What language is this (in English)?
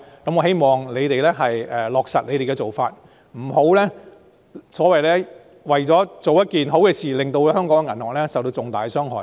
Cantonese